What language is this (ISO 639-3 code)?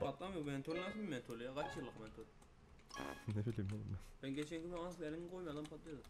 tur